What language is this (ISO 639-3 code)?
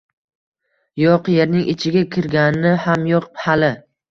uzb